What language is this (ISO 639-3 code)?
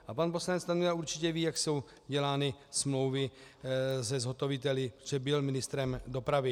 ces